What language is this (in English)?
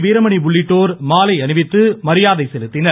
Tamil